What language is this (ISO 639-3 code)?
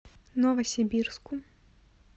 rus